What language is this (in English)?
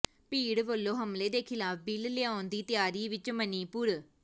Punjabi